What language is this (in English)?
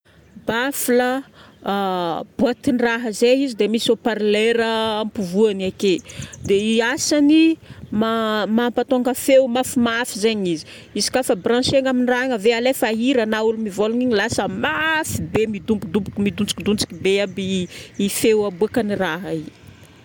Northern Betsimisaraka Malagasy